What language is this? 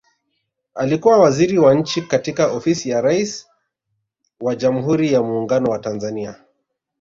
Swahili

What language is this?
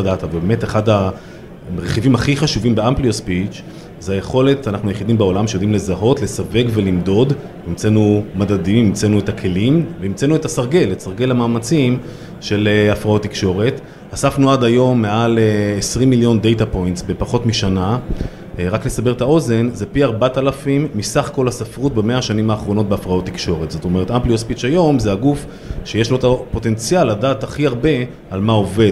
Hebrew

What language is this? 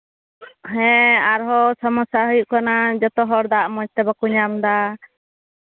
Santali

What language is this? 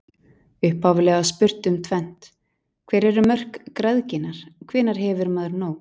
Icelandic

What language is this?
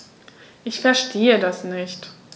German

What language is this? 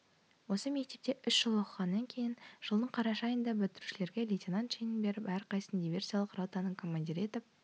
Kazakh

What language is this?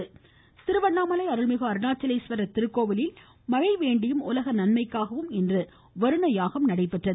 Tamil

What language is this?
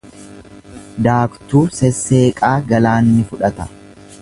Oromo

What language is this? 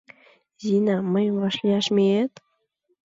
Mari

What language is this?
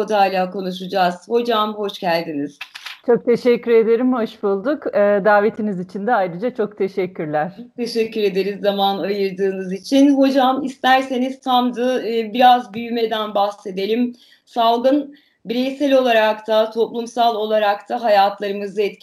Turkish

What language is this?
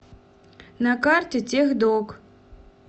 Russian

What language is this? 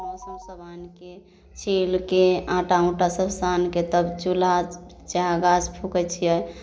Maithili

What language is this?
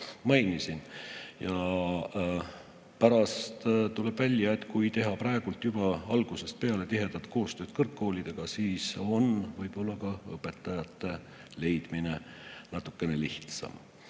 Estonian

